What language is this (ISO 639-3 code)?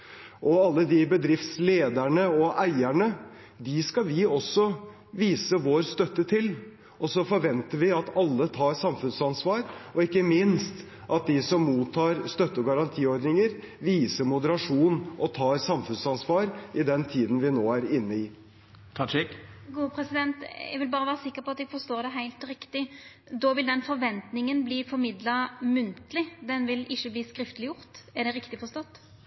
nor